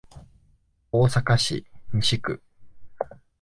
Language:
Japanese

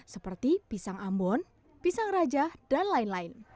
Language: Indonesian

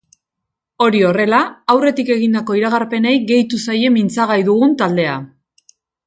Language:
Basque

